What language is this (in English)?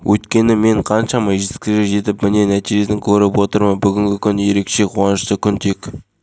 Kazakh